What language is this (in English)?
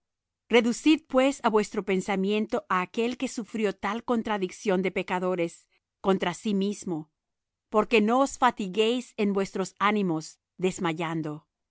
Spanish